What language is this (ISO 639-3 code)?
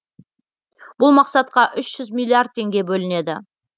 kaz